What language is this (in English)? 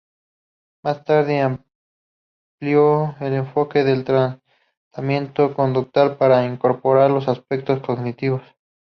Spanish